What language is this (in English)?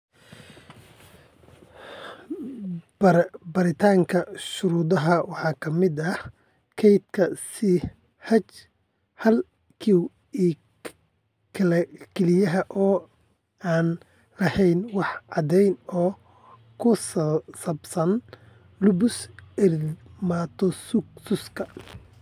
Somali